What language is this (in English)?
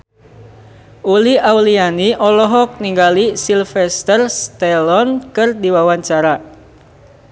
Sundanese